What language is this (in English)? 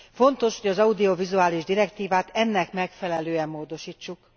Hungarian